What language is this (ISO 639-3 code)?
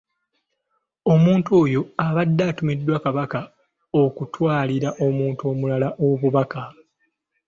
lug